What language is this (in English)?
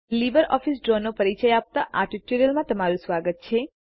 Gujarati